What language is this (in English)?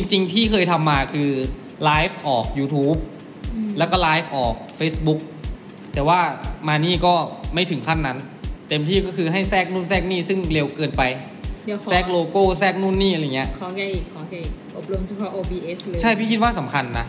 Thai